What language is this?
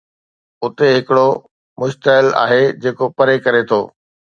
Sindhi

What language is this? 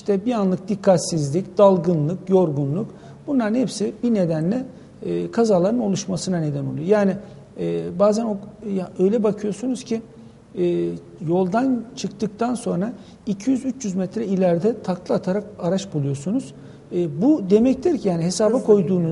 Turkish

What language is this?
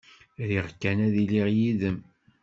Kabyle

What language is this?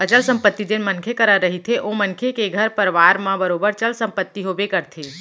Chhattisgarhi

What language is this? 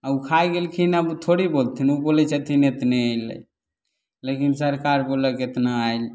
Maithili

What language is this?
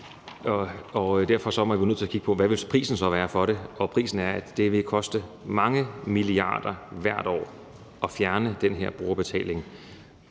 Danish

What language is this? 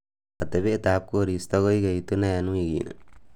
Kalenjin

